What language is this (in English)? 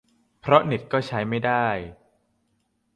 Thai